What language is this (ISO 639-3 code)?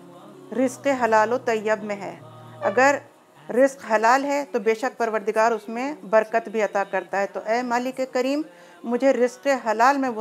ara